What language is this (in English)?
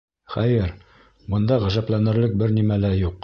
Bashkir